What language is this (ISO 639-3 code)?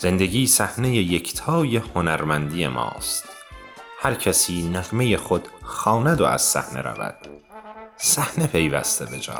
fas